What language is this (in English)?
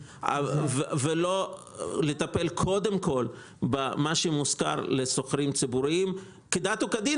Hebrew